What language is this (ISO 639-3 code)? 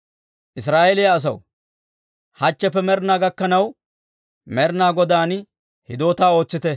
dwr